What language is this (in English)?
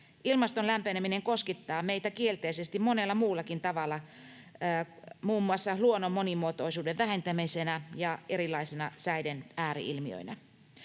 Finnish